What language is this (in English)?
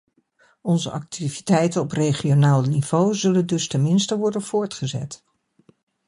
Dutch